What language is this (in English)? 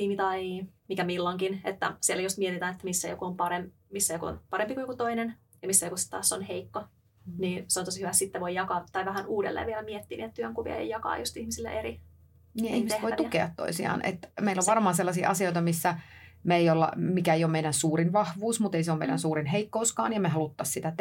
Finnish